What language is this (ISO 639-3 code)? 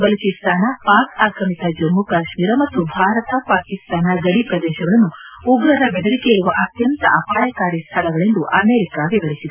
kan